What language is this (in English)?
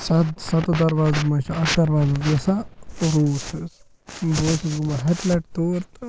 Kashmiri